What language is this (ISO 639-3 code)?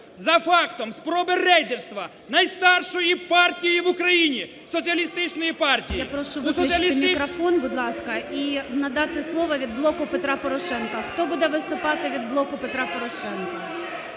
ukr